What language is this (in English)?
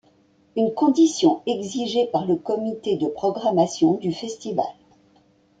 French